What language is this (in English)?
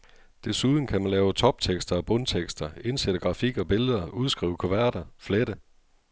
Danish